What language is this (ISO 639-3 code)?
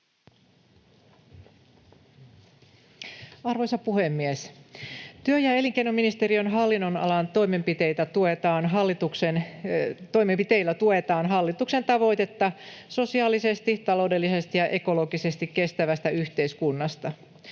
fin